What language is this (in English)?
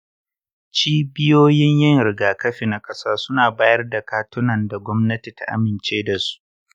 Hausa